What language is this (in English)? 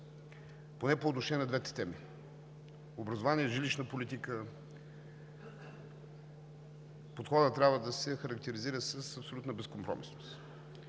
Bulgarian